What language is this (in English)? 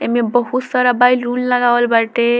Bhojpuri